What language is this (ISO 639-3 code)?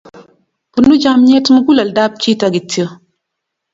kln